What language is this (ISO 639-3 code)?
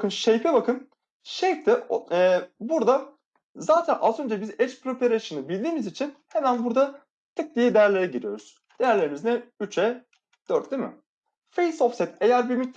tur